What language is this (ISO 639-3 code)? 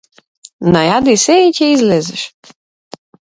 mkd